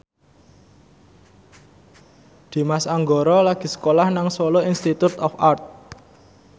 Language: Javanese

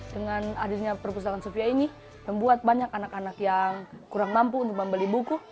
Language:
Indonesian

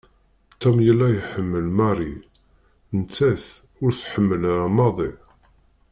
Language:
Kabyle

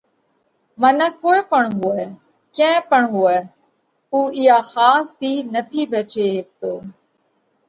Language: Parkari Koli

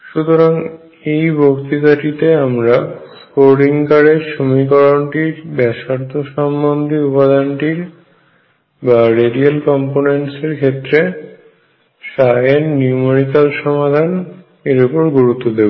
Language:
Bangla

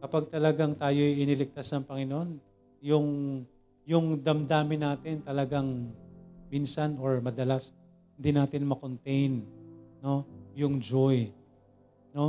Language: Filipino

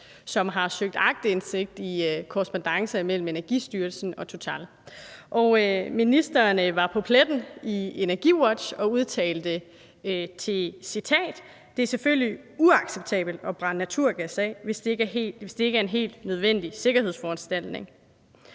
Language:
Danish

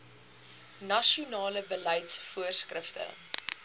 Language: Afrikaans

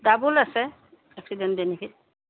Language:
Assamese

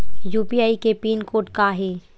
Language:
Chhattisgarhi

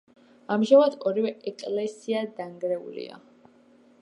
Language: Georgian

